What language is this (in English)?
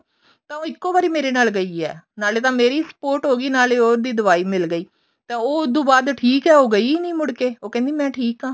Punjabi